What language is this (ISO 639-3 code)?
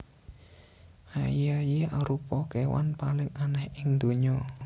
jav